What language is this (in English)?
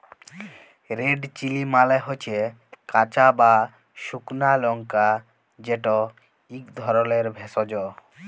Bangla